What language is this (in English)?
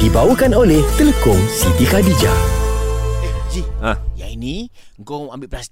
Malay